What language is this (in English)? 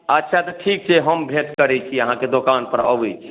Maithili